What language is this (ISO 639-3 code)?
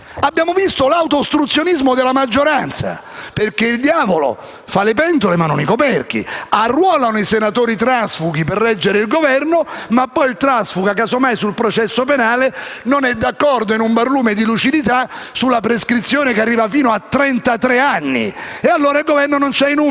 ita